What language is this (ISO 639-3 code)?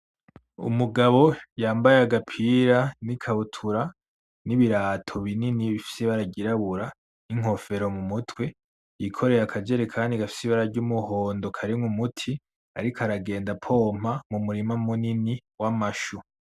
run